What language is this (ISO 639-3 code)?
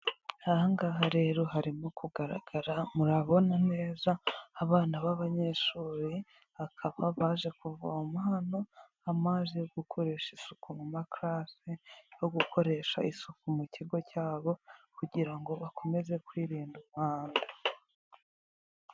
kin